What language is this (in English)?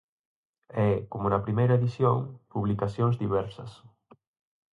Galician